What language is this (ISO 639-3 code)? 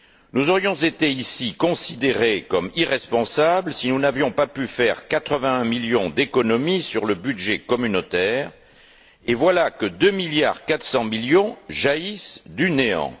fra